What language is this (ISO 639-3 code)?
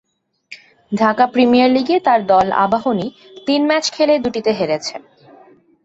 ben